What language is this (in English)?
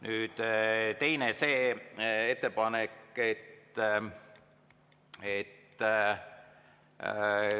Estonian